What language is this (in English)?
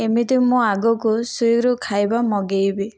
Odia